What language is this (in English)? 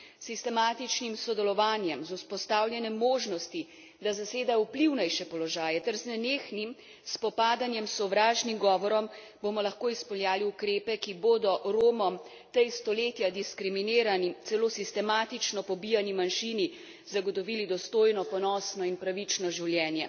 Slovenian